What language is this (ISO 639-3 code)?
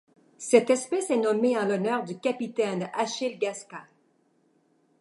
fra